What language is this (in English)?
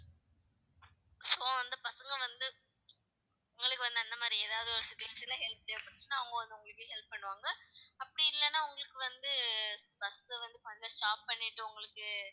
Tamil